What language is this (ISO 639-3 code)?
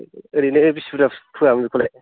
brx